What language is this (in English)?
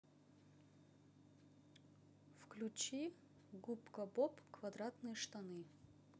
Russian